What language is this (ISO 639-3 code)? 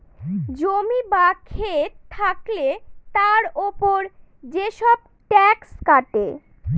ben